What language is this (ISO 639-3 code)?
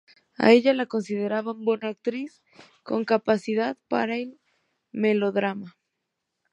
spa